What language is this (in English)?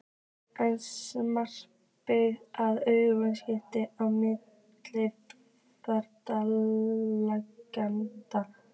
Icelandic